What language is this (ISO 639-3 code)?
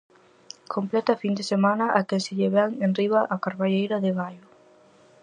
glg